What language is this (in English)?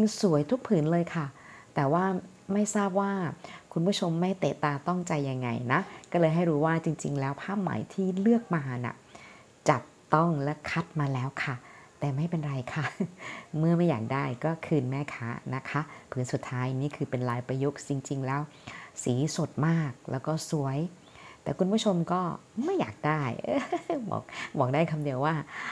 Thai